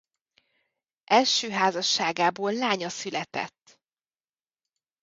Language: Hungarian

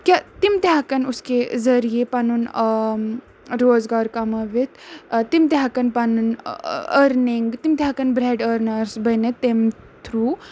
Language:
Kashmiri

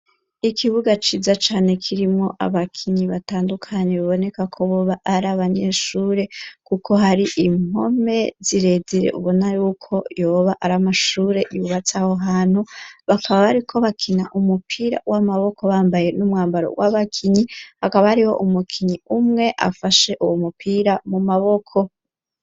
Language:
Rundi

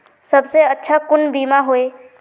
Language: Magahi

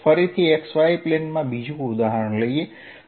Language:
Gujarati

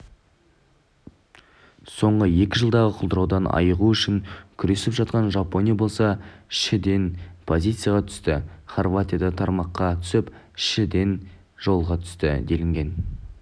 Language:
Kazakh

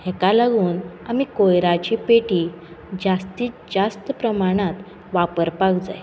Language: Konkani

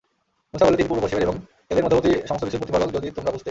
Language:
Bangla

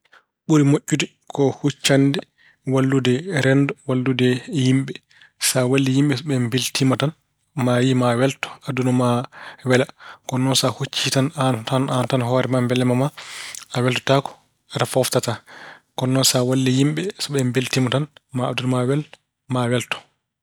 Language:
Fula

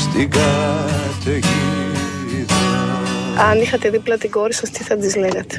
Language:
Greek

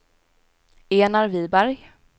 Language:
Swedish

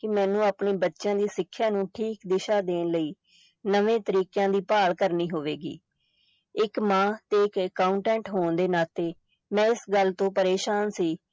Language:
Punjabi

